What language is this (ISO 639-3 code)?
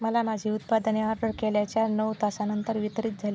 mar